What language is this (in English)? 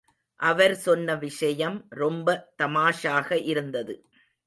Tamil